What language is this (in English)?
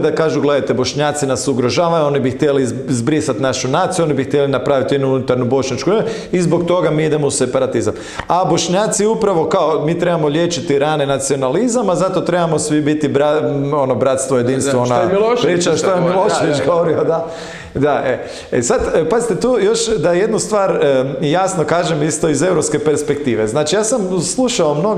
Croatian